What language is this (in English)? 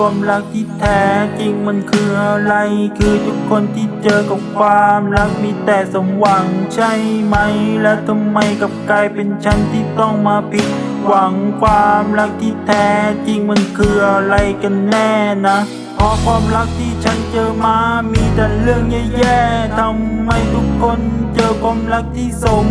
Thai